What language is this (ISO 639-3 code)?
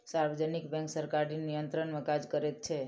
mai